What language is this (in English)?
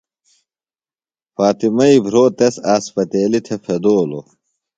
Phalura